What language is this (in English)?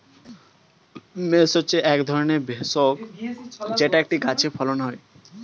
Bangla